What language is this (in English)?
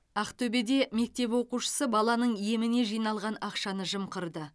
Kazakh